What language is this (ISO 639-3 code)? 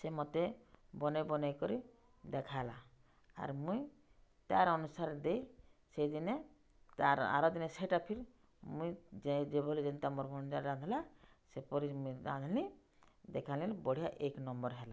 ori